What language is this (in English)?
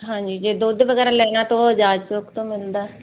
Punjabi